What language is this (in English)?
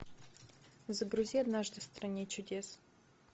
Russian